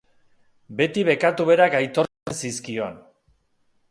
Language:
Basque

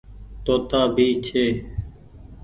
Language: Goaria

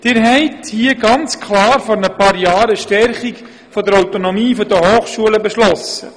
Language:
Swiss German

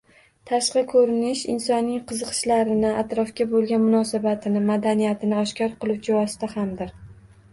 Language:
Uzbek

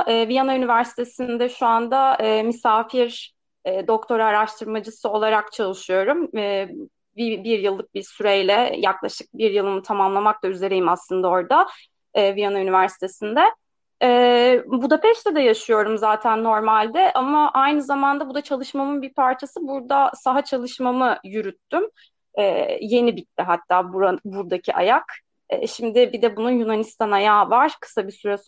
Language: Turkish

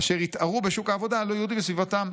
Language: Hebrew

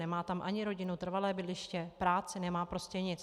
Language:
Czech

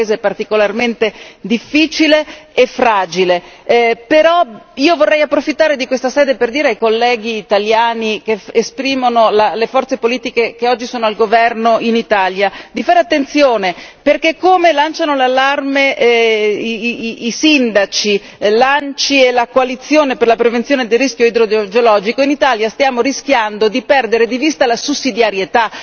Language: Italian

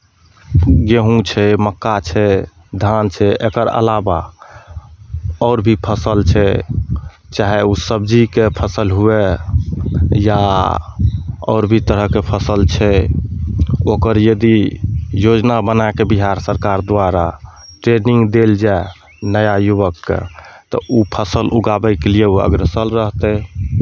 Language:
Maithili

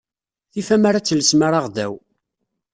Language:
Kabyle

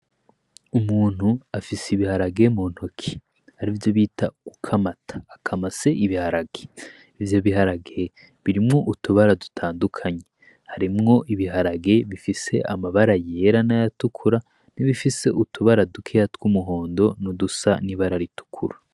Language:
Rundi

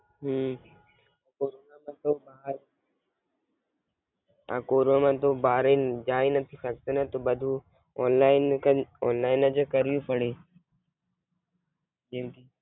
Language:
Gujarati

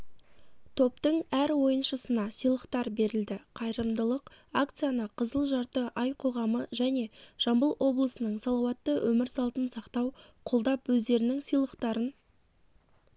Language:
Kazakh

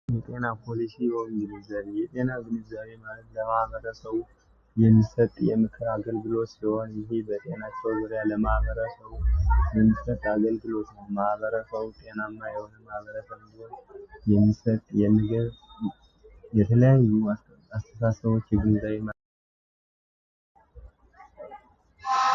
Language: Amharic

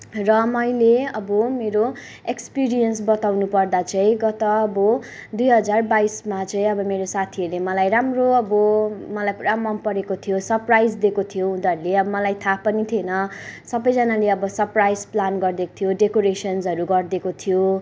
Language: Nepali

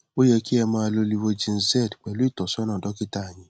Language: Yoruba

